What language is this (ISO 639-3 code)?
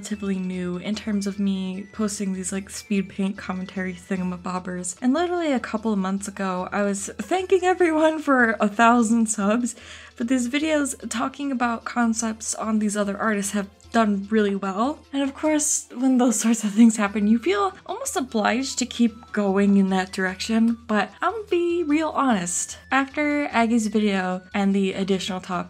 eng